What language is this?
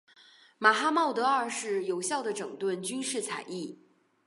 Chinese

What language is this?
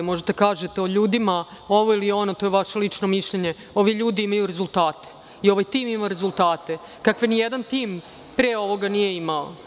Serbian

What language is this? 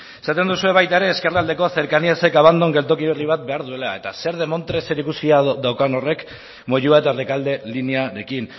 Basque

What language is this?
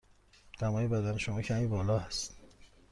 Persian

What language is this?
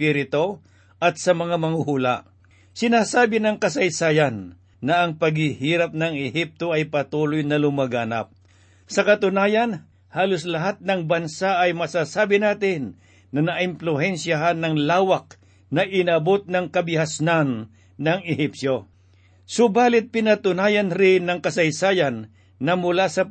Filipino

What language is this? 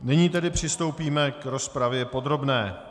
Czech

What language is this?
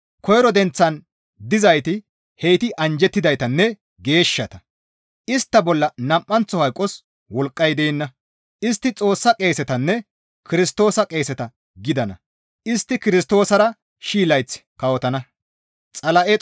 Gamo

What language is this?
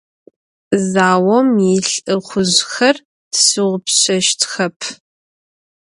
Adyghe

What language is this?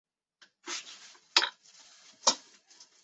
Chinese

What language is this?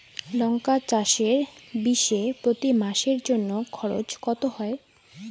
Bangla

